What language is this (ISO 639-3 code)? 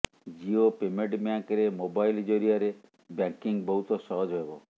ori